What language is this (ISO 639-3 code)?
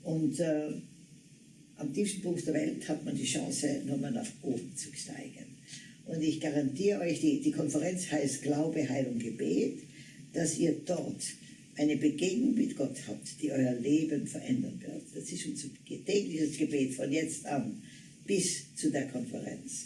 deu